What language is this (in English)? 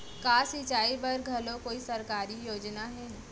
Chhattisgarhi